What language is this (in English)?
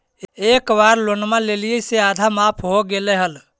Magahi